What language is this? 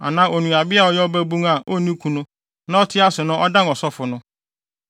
Akan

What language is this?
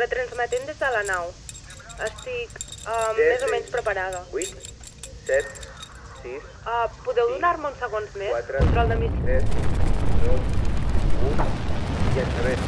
Catalan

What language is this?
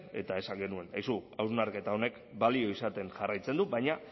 Basque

